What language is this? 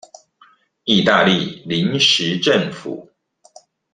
Chinese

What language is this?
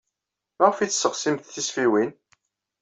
Kabyle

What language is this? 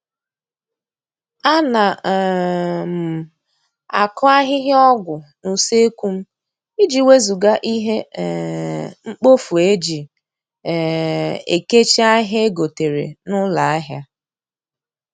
Igbo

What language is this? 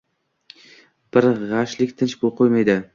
Uzbek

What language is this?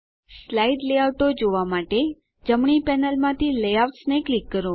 Gujarati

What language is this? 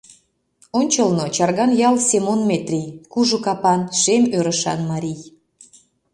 Mari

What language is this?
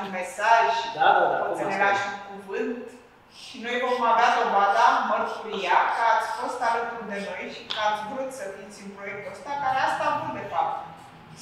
Romanian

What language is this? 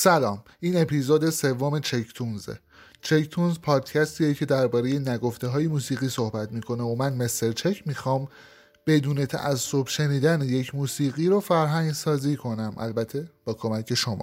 Persian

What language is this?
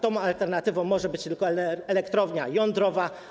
Polish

